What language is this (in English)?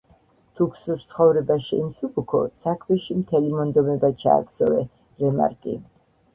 Georgian